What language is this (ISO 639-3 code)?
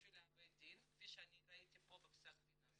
heb